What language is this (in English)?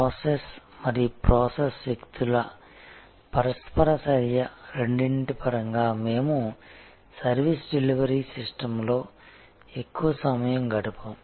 Telugu